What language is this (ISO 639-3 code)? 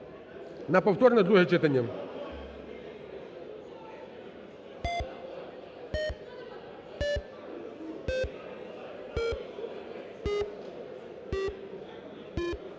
ukr